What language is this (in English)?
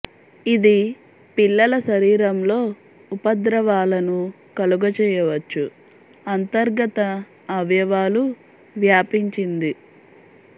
Telugu